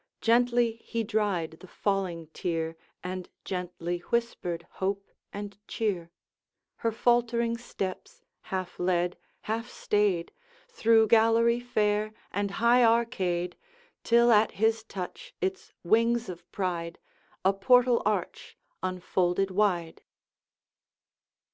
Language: English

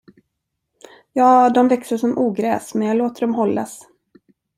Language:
Swedish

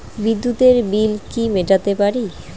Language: Bangla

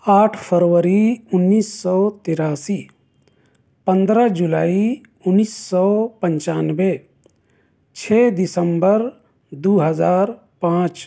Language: Urdu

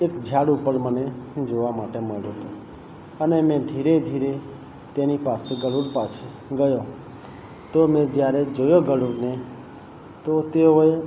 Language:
Gujarati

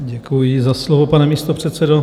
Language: Czech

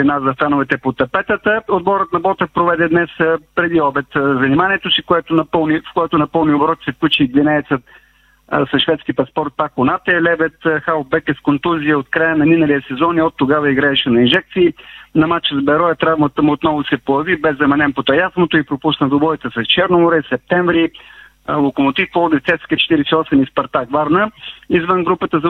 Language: Bulgarian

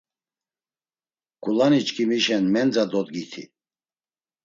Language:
Laz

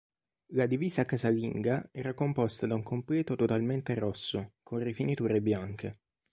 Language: Italian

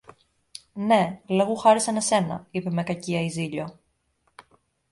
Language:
Greek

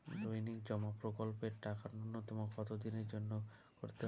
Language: Bangla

